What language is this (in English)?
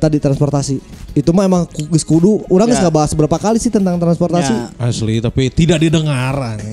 Indonesian